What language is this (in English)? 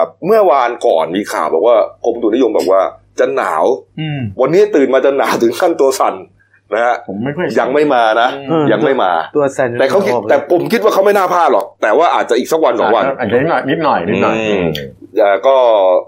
Thai